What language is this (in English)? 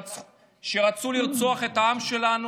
Hebrew